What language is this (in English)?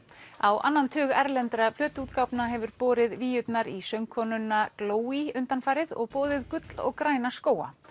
Icelandic